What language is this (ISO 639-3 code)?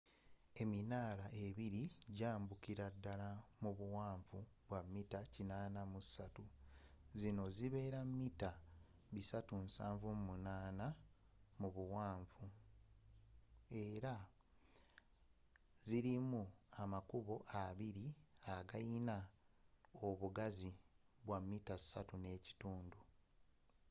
lug